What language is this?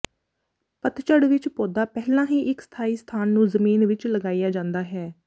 Punjabi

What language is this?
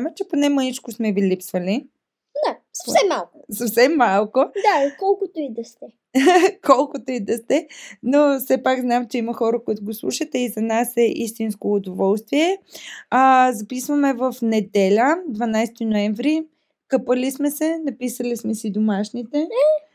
Bulgarian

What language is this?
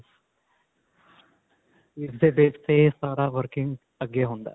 Punjabi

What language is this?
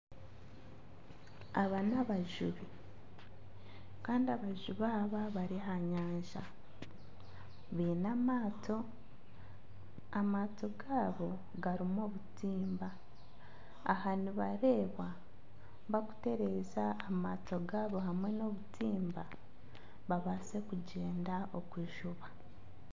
Nyankole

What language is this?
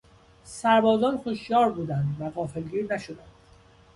Persian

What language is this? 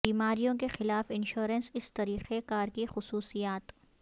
Urdu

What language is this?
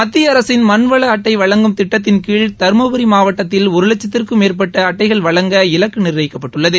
Tamil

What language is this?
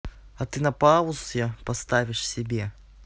Russian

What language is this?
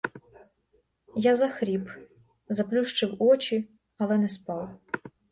Ukrainian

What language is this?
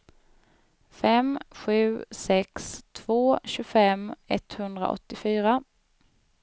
Swedish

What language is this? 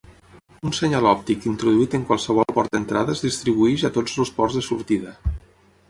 Catalan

